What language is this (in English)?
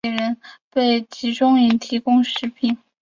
Chinese